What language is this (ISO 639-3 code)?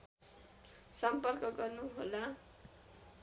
nep